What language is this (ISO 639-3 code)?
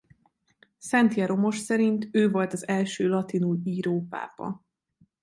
hun